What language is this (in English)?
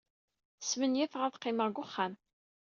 Kabyle